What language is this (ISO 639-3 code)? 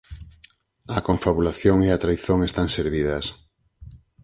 glg